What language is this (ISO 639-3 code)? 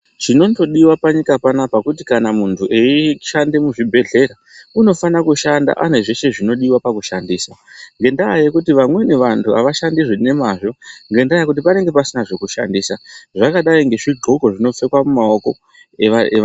ndc